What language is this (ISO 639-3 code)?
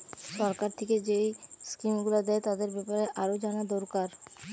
ben